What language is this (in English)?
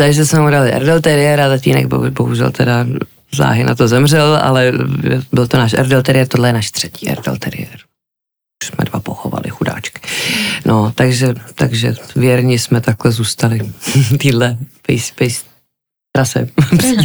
Czech